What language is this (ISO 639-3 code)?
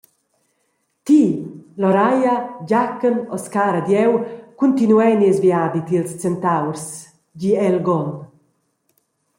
roh